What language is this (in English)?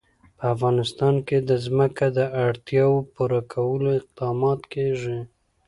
Pashto